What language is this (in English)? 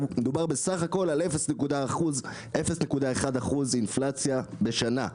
Hebrew